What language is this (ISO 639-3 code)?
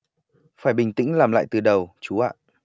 vie